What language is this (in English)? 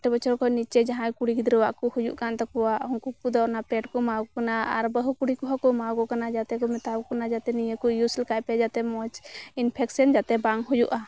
Santali